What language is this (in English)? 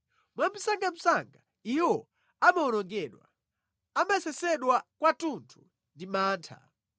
Nyanja